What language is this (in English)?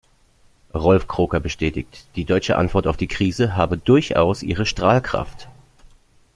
German